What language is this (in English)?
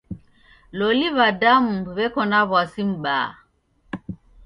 Taita